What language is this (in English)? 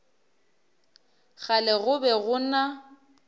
Northern Sotho